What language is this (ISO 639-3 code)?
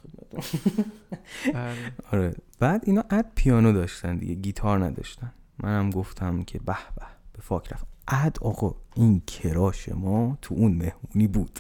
fas